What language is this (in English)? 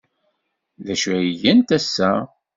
Kabyle